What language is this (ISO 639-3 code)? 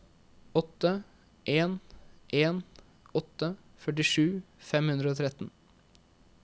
nor